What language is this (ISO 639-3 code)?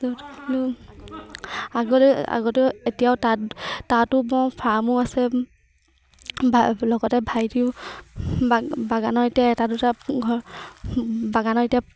asm